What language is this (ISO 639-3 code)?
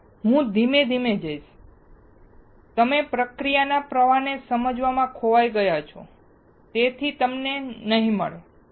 guj